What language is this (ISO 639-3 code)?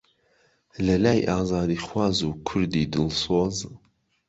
ckb